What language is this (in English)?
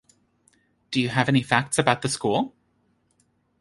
English